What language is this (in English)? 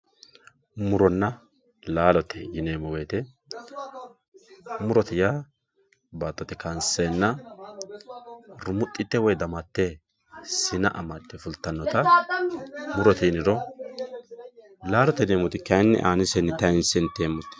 Sidamo